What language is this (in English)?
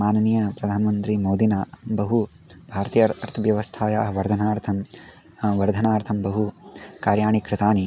Sanskrit